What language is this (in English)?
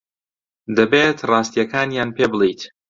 Central Kurdish